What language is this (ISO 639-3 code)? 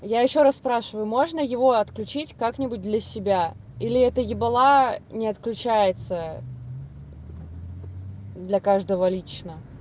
rus